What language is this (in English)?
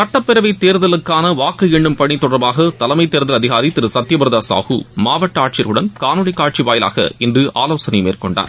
Tamil